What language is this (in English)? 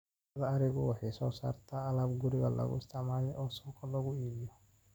Somali